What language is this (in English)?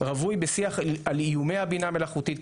Hebrew